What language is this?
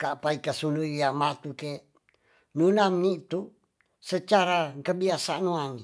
Tonsea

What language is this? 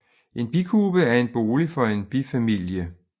Danish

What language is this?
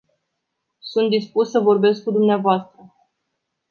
Romanian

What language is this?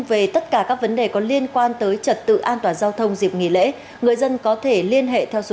Vietnamese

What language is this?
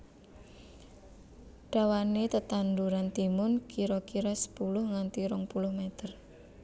Javanese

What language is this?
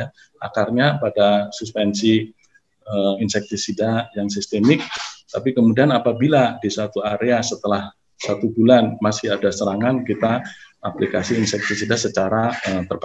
Indonesian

